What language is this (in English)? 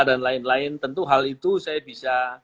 Indonesian